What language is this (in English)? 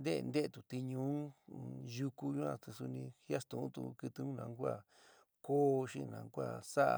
San Miguel El Grande Mixtec